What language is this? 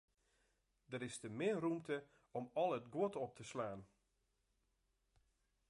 Western Frisian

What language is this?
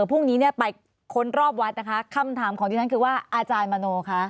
Thai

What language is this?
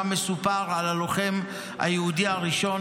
Hebrew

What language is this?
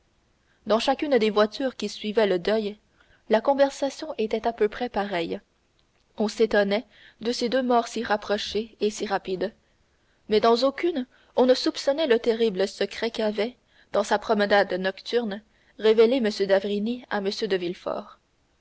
French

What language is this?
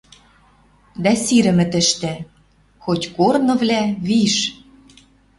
Western Mari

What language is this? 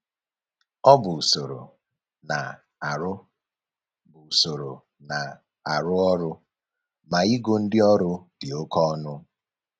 Igbo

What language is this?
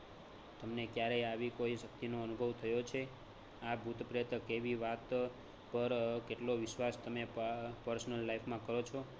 Gujarati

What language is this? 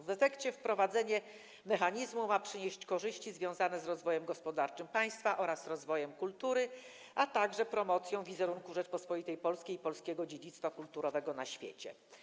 Polish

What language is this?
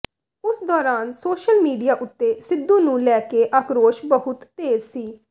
Punjabi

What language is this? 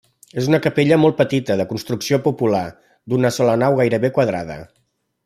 Catalan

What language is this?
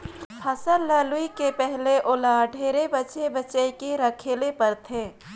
Chhattisgarhi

